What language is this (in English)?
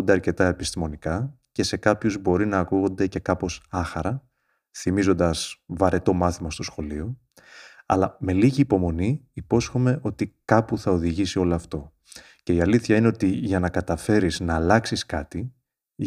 Greek